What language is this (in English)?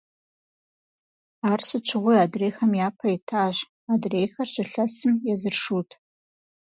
Kabardian